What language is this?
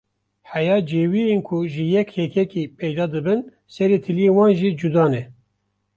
Kurdish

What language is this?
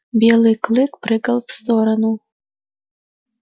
Russian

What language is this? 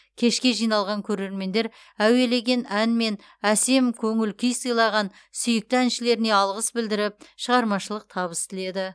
Kazakh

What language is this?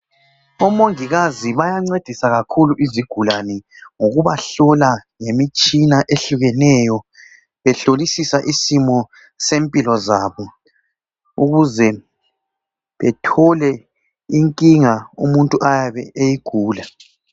North Ndebele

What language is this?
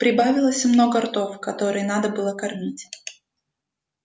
Russian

